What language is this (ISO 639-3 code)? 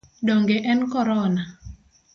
luo